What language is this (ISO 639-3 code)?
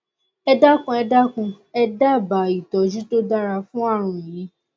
yor